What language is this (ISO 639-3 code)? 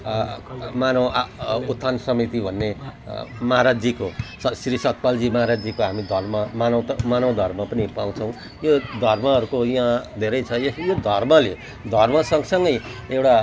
nep